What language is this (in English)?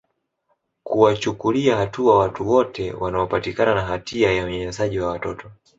Swahili